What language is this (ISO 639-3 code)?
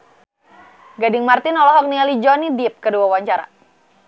sun